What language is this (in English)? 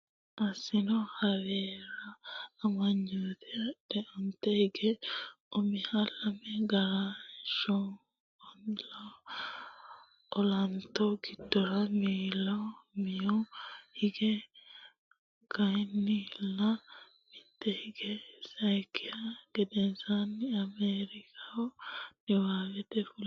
Sidamo